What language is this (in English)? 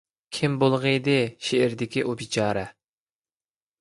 Uyghur